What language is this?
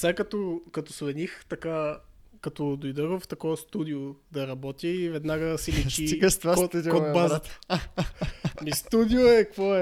Bulgarian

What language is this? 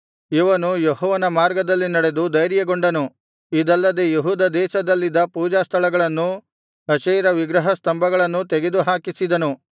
Kannada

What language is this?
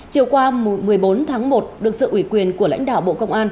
Vietnamese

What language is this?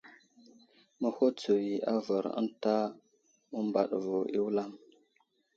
Wuzlam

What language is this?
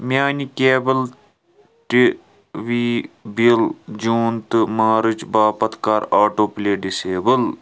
Kashmiri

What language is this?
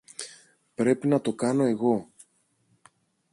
Greek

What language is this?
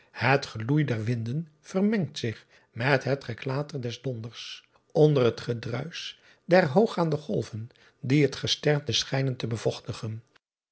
Dutch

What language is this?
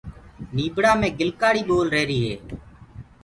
Gurgula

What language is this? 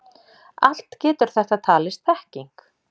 Icelandic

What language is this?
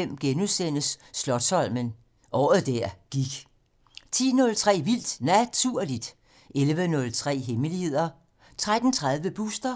Danish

